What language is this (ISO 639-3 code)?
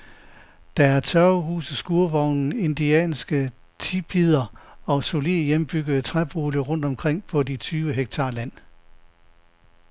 dan